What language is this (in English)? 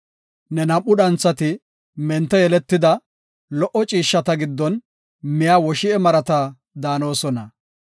Gofa